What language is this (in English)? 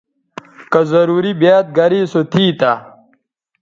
Bateri